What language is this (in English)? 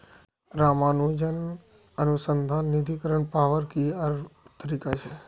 Magahi